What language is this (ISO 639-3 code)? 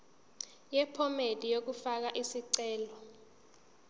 zul